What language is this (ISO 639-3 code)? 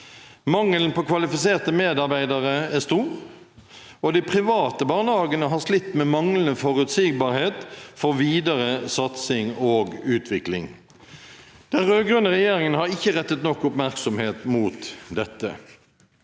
nor